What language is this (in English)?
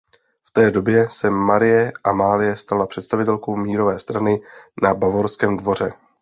Czech